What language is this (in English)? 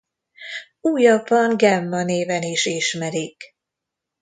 Hungarian